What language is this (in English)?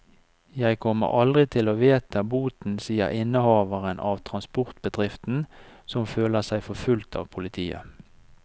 Norwegian